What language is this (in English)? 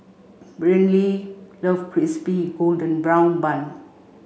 English